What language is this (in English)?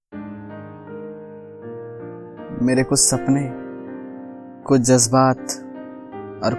Hindi